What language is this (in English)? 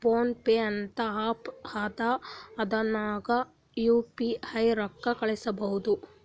Kannada